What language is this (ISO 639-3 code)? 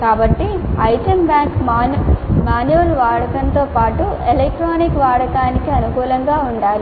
tel